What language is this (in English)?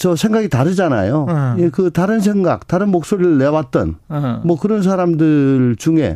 Korean